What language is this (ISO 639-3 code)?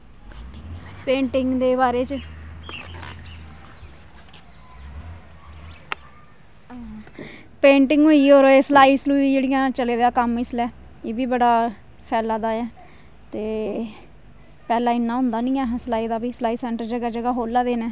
doi